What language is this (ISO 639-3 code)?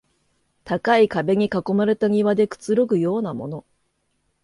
jpn